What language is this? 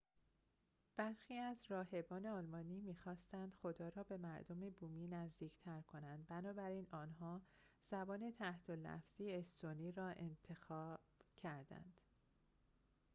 Persian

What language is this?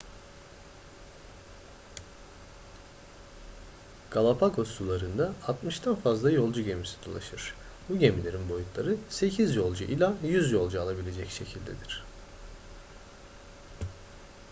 Turkish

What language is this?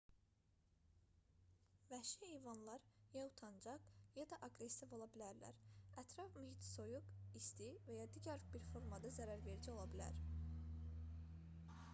Azerbaijani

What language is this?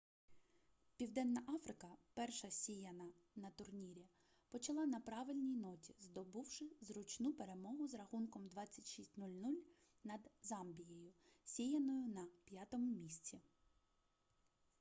Ukrainian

